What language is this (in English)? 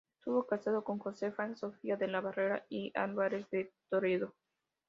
Spanish